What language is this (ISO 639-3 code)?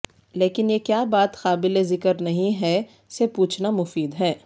urd